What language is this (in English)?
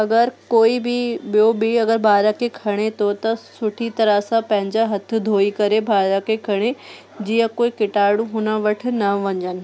Sindhi